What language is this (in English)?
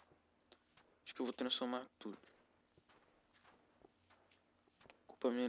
Portuguese